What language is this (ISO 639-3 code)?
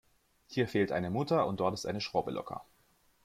deu